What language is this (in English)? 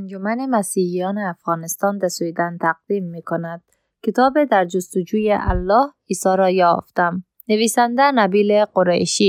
Persian